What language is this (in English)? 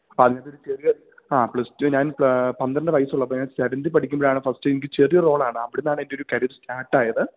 Malayalam